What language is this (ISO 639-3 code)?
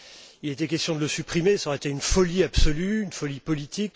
fra